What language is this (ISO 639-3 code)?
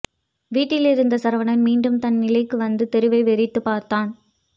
tam